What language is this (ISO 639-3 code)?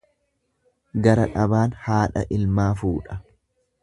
orm